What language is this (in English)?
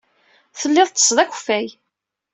Kabyle